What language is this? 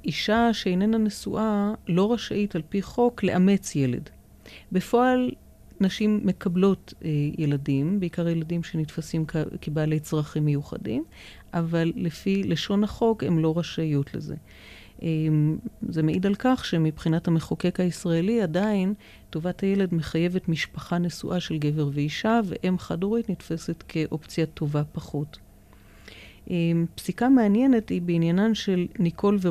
Hebrew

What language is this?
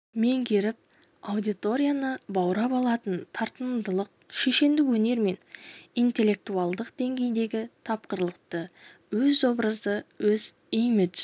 Kazakh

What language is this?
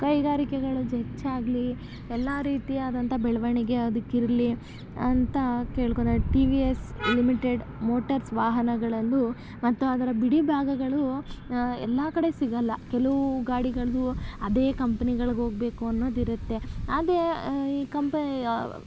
Kannada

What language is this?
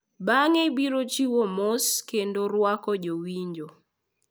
Luo (Kenya and Tanzania)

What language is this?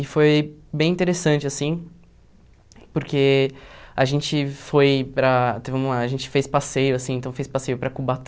Portuguese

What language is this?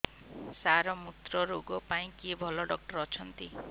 Odia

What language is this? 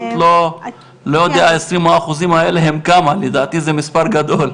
Hebrew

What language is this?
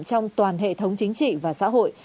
Vietnamese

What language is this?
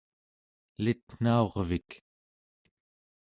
Central Yupik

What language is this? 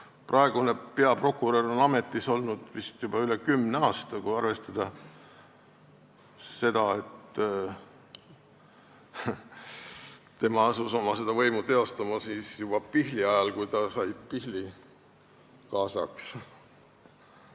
Estonian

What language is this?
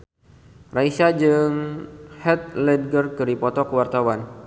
Sundanese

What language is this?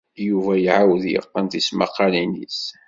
Kabyle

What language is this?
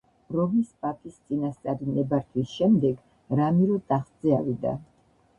Georgian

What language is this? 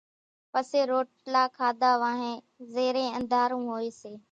Kachi Koli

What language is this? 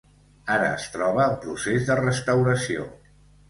Catalan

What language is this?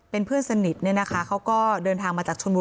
Thai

